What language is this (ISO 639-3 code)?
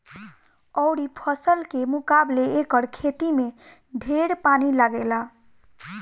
bho